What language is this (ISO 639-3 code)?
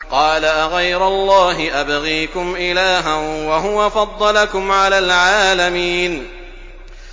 ara